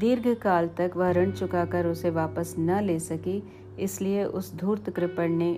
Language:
Hindi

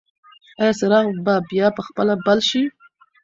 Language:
Pashto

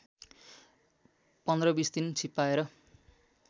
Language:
Nepali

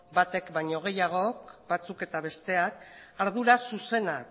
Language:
Basque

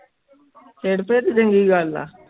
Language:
Punjabi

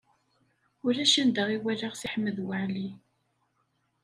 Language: Kabyle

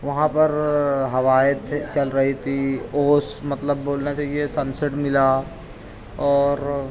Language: Urdu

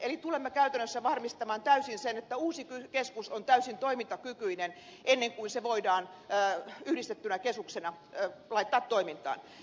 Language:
Finnish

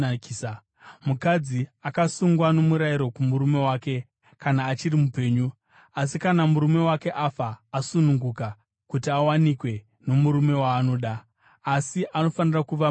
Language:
Shona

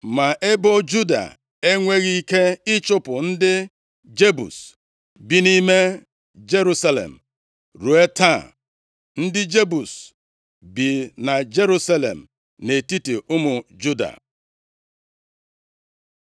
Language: Igbo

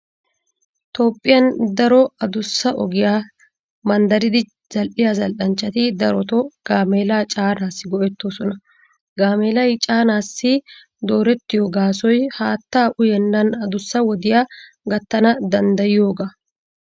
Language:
Wolaytta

